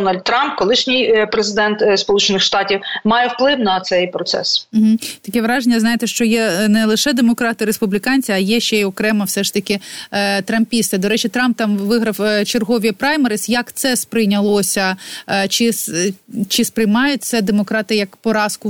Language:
Ukrainian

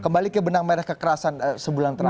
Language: Indonesian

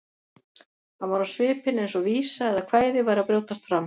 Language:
Icelandic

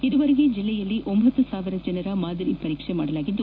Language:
Kannada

